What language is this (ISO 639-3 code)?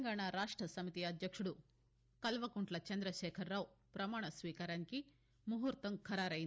tel